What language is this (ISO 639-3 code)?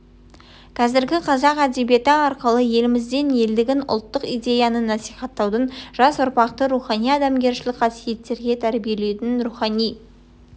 kaz